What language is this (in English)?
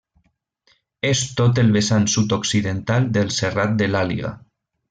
Catalan